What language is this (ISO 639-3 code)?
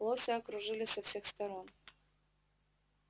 rus